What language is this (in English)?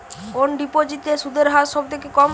Bangla